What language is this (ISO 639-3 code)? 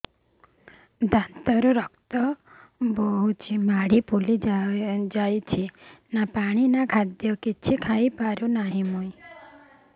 ori